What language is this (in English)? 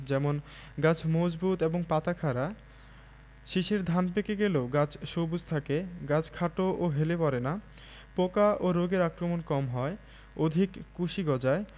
Bangla